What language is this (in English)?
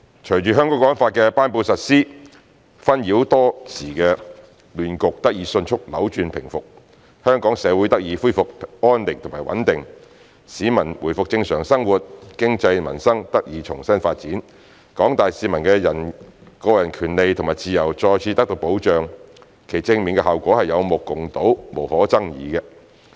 Cantonese